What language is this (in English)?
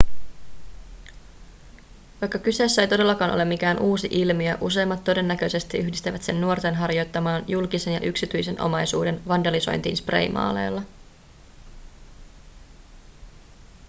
Finnish